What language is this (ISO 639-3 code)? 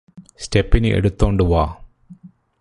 mal